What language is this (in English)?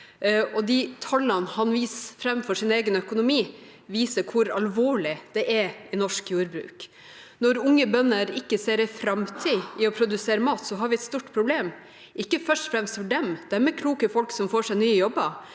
Norwegian